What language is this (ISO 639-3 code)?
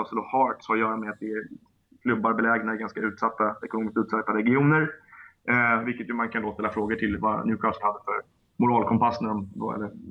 swe